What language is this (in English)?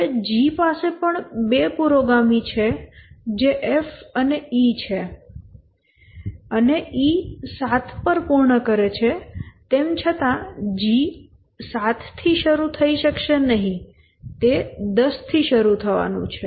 Gujarati